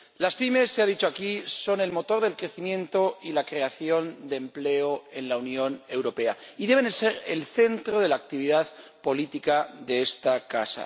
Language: Spanish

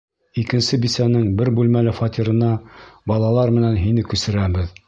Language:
Bashkir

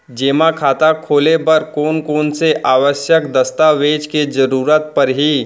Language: Chhattisgarhi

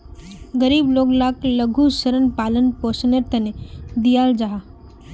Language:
Magahi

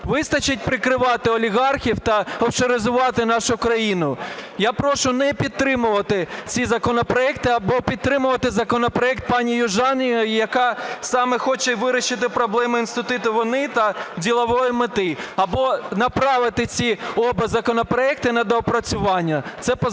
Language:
Ukrainian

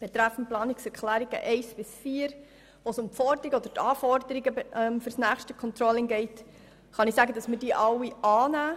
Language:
Swiss German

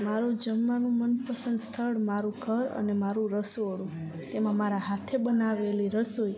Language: Gujarati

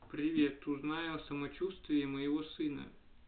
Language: Russian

